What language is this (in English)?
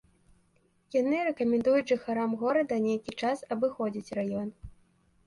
Belarusian